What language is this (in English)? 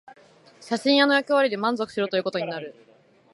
Japanese